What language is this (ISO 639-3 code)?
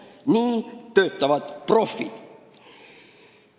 est